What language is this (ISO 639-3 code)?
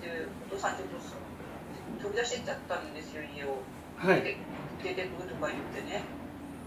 jpn